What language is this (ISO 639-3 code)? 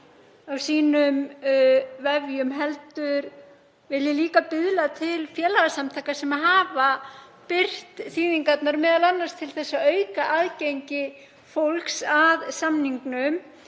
isl